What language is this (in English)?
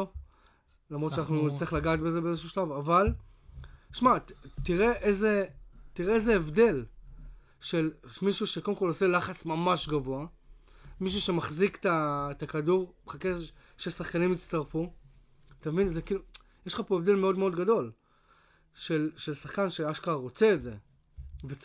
Hebrew